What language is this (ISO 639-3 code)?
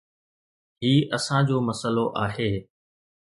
snd